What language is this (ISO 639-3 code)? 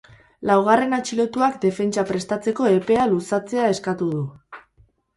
eus